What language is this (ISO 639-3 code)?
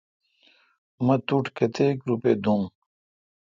xka